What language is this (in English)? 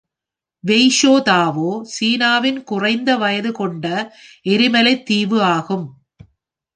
Tamil